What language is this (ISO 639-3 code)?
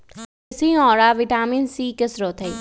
mag